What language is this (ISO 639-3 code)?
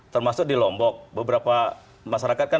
ind